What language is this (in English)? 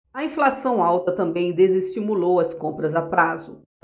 Portuguese